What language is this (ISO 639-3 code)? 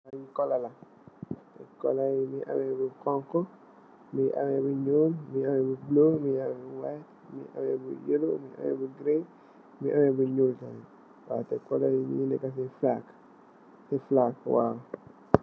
wol